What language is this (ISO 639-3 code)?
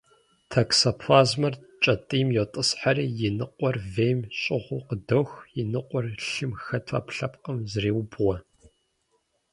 kbd